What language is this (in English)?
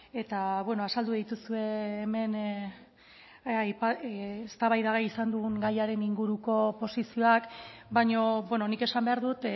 Basque